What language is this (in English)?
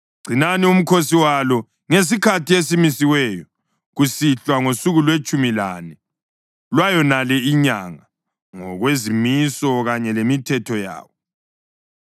North Ndebele